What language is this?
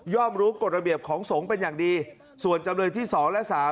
Thai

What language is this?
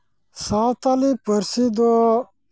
Santali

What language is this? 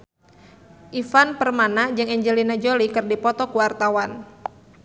Sundanese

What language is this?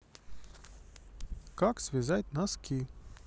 Russian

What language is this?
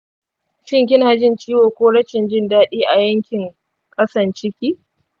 Hausa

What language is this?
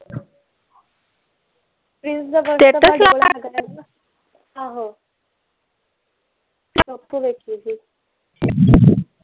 Punjabi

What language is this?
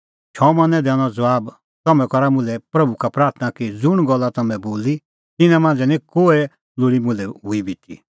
Kullu Pahari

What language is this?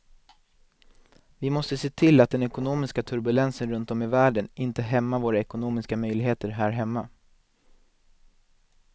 Swedish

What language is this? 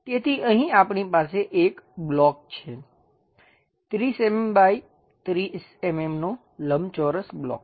Gujarati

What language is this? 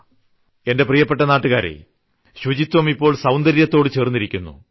Malayalam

